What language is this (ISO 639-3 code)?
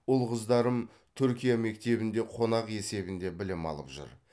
kaz